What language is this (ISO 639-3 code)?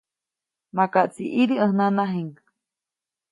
zoc